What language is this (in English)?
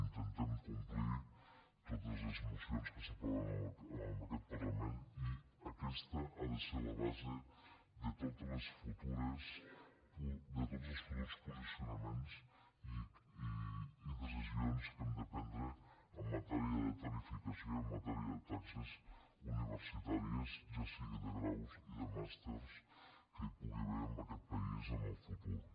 Catalan